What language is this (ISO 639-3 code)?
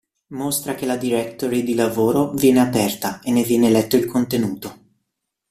ita